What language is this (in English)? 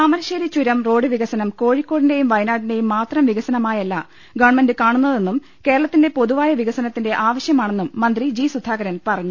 Malayalam